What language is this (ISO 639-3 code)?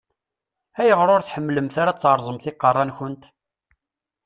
kab